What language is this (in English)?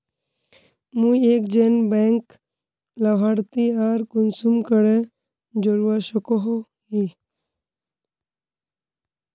Magahi